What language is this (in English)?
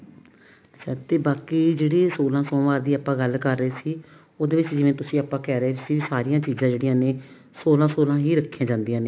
Punjabi